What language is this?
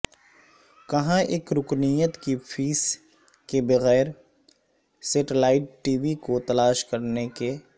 Urdu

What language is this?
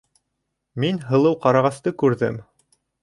Bashkir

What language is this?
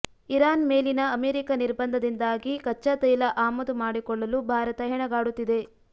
Kannada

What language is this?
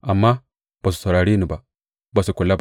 Hausa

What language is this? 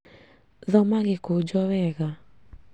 Kikuyu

